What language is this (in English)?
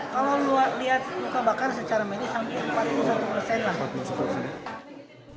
Indonesian